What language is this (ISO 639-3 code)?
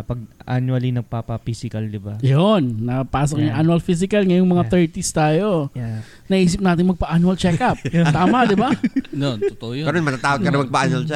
fil